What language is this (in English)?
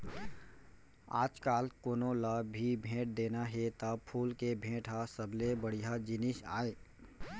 Chhattisgarhi